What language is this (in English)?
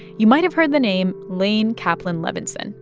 English